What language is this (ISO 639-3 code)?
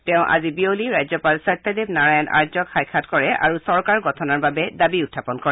asm